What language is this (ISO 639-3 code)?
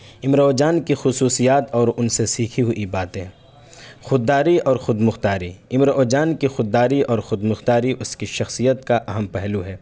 urd